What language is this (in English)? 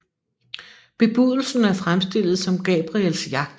Danish